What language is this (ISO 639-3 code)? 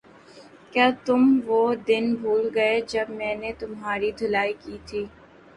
urd